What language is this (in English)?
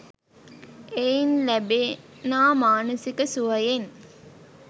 Sinhala